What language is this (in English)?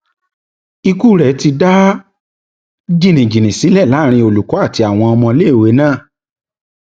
Yoruba